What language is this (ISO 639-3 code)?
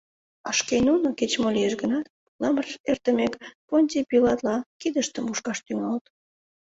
chm